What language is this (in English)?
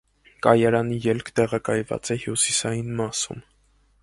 Armenian